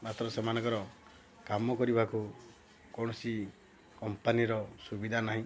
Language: Odia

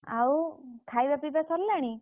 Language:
Odia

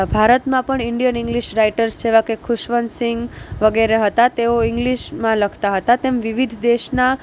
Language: Gujarati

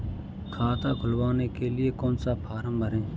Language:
Hindi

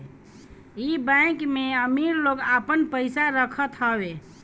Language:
Bhojpuri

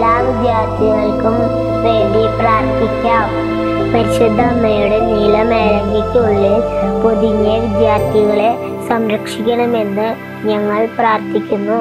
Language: Romanian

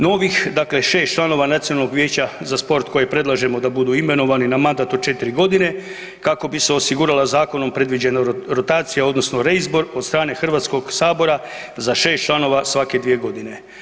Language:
Croatian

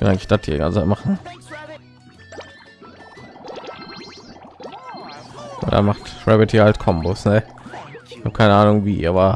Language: German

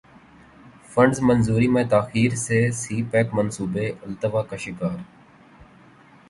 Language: Urdu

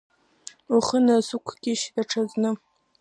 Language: Abkhazian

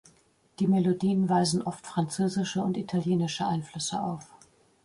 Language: German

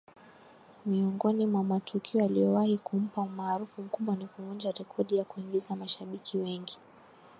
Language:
Swahili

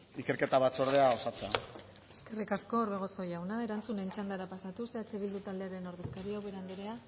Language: Basque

